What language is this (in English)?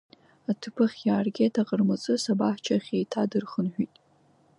Abkhazian